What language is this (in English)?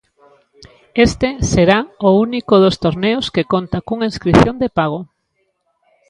Galician